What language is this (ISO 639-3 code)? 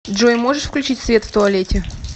rus